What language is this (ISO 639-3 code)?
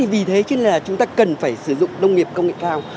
vie